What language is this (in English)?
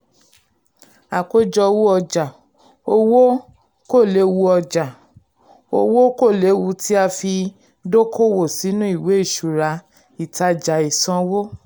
Yoruba